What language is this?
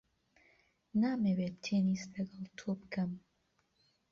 Central Kurdish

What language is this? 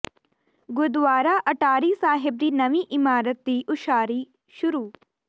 Punjabi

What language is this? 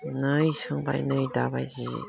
Bodo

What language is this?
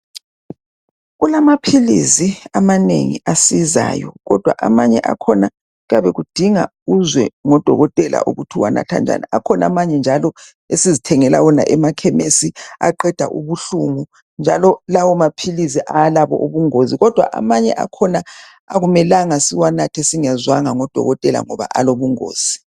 North Ndebele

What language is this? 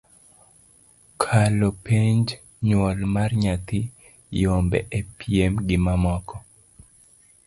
Luo (Kenya and Tanzania)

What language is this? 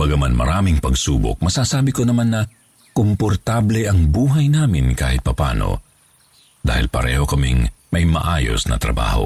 Filipino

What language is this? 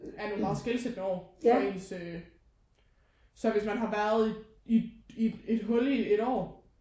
Danish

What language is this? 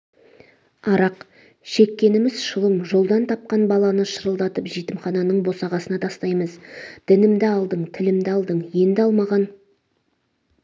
Kazakh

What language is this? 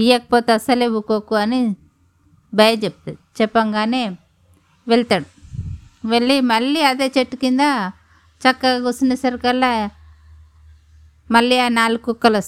Telugu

